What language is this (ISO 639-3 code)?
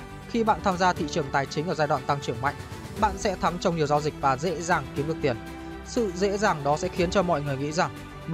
vie